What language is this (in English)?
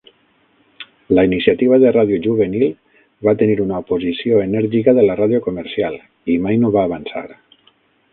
Catalan